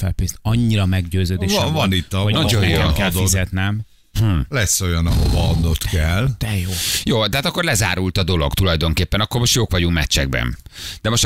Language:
Hungarian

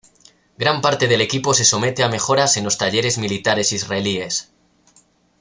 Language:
Spanish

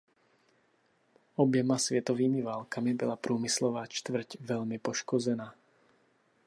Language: Czech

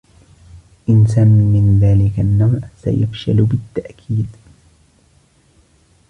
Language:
Arabic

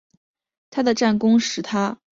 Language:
Chinese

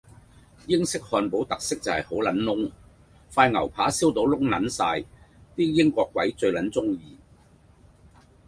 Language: Cantonese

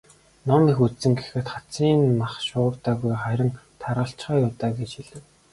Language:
Mongolian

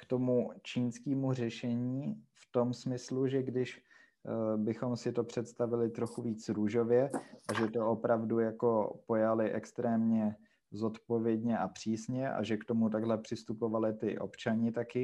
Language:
Czech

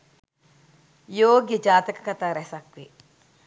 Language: Sinhala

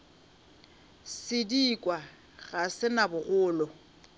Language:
Northern Sotho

